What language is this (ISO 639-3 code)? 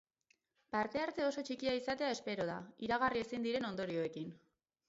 eus